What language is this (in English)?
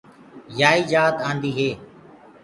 Gurgula